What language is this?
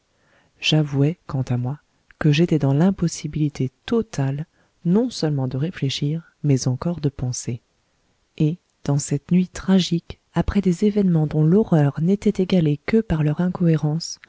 French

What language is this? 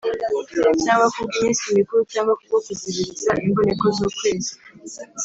Kinyarwanda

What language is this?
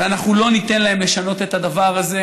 Hebrew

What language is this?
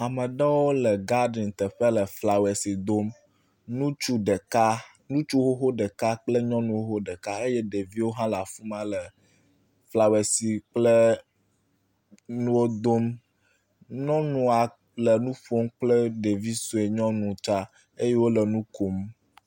Ewe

